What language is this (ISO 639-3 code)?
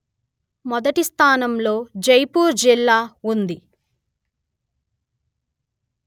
tel